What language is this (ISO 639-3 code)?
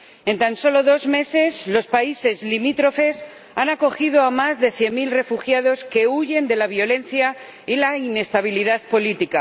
spa